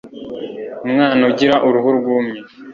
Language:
Kinyarwanda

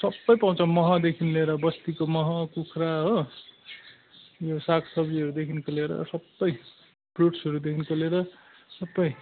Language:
Nepali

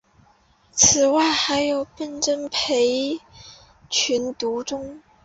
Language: Chinese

